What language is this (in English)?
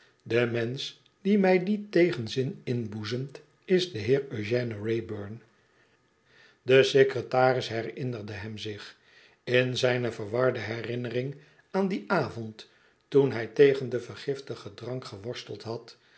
Dutch